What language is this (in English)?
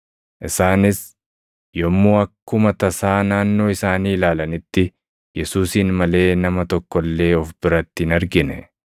Oromo